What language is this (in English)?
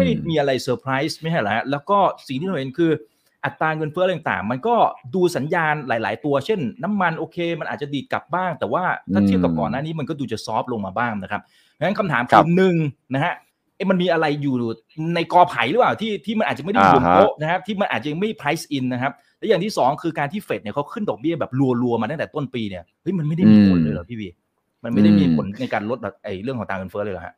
Thai